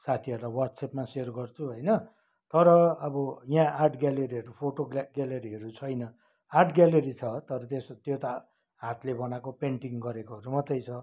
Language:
Nepali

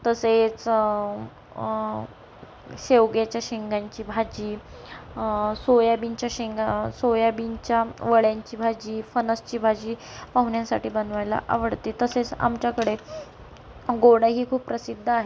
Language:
Marathi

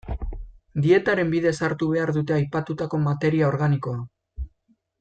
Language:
Basque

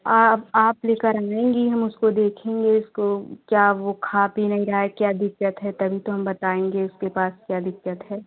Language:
Hindi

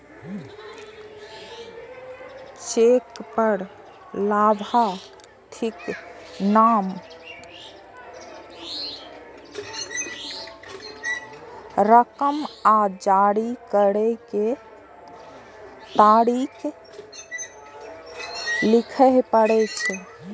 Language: Maithili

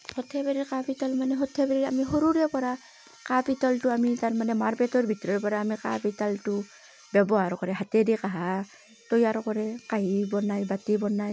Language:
Assamese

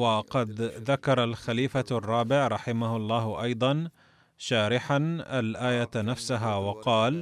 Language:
Arabic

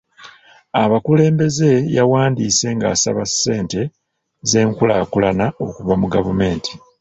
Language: Ganda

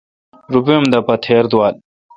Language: Kalkoti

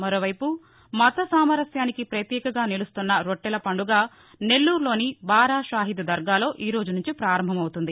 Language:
Telugu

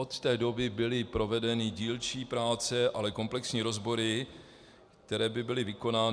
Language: Czech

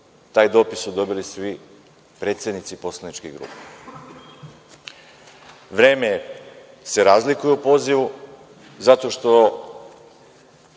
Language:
Serbian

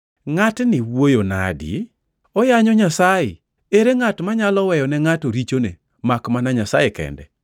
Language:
Luo (Kenya and Tanzania)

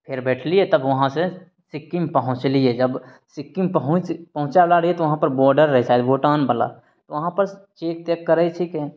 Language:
Maithili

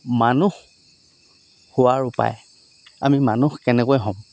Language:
Assamese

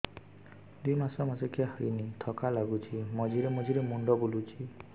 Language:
Odia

